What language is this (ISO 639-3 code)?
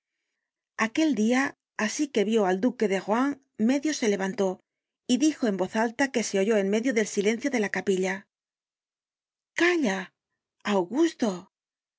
spa